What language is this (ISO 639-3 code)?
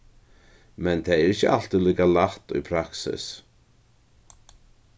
fao